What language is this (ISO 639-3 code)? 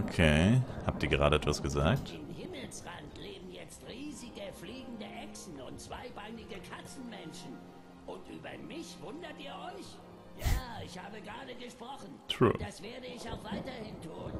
deu